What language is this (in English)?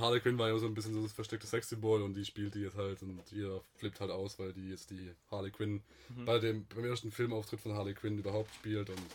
German